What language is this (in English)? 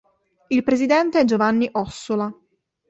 Italian